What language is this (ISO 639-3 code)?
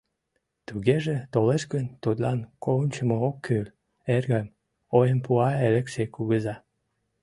chm